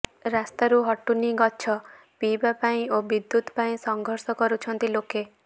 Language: Odia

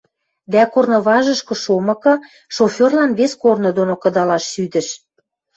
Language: Western Mari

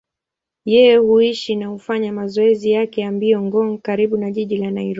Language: Swahili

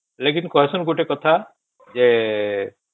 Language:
Odia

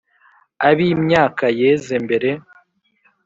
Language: Kinyarwanda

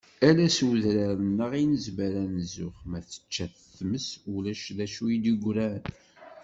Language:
Kabyle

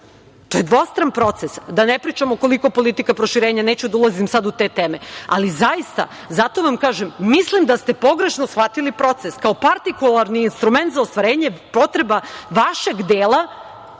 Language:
Serbian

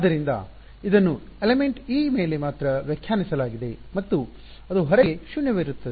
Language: Kannada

